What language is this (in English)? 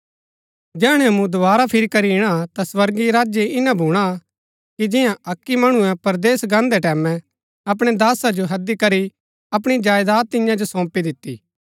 Gaddi